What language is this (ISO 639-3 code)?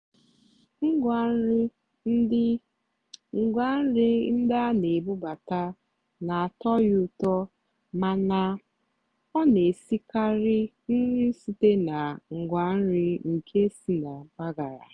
ibo